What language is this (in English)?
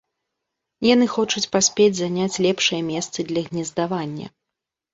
Belarusian